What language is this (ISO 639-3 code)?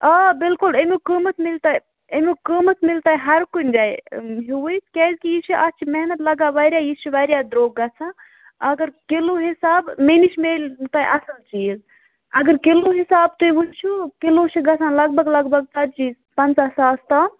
kas